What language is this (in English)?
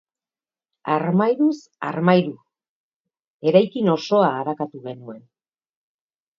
Basque